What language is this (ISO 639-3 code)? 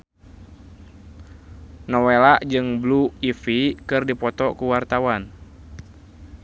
sun